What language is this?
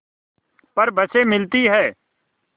Hindi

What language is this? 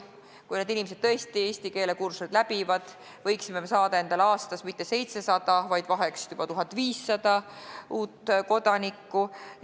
Estonian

